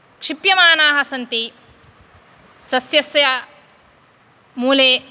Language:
Sanskrit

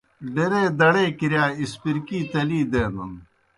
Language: Kohistani Shina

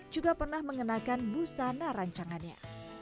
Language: Indonesian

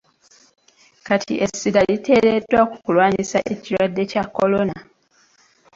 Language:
Ganda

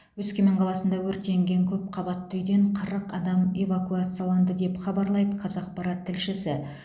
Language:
Kazakh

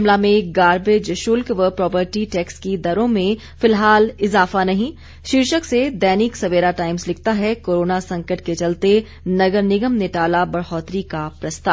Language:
Hindi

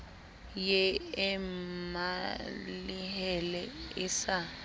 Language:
Southern Sotho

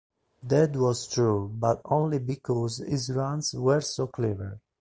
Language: Italian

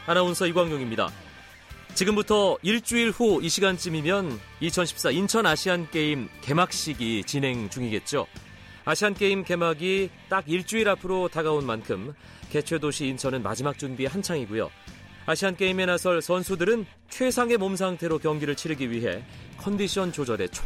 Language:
Korean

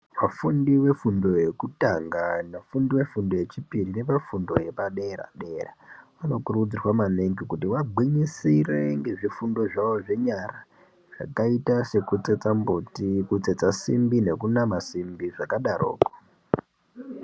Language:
Ndau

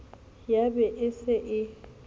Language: Southern Sotho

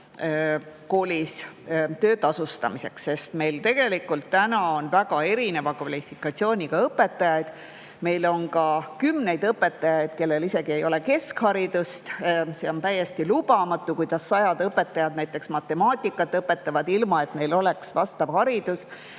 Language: Estonian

